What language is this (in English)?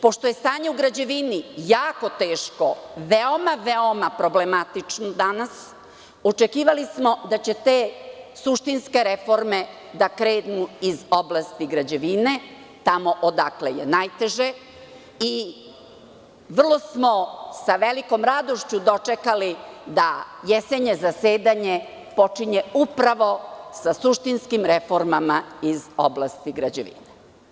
Serbian